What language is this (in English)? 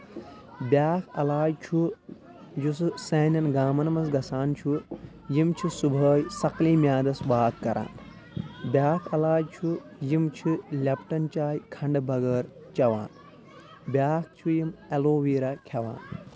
Kashmiri